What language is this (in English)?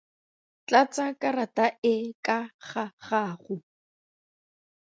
Tswana